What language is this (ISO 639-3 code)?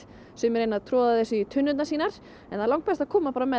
isl